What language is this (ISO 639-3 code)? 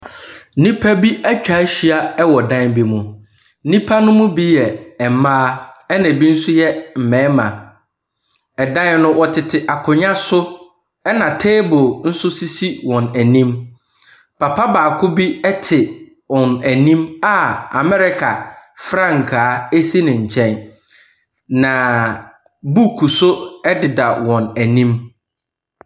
aka